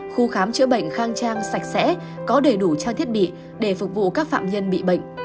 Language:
Vietnamese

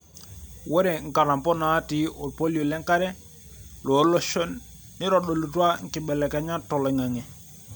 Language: Masai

